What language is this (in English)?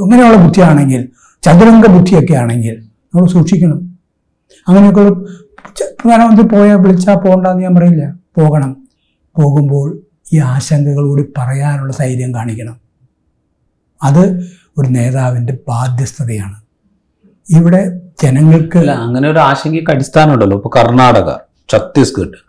Malayalam